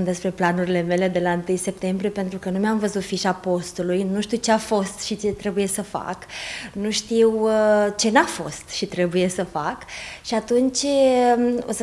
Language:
Romanian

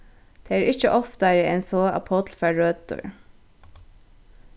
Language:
Faroese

